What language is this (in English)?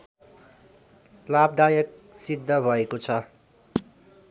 Nepali